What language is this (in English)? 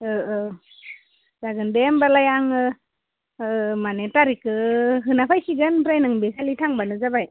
Bodo